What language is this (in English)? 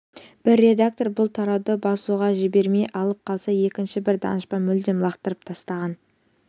Kazakh